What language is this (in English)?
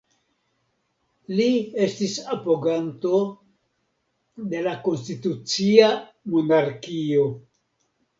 Esperanto